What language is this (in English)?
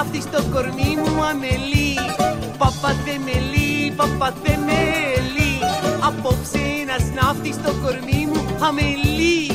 Greek